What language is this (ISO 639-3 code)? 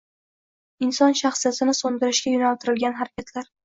uzb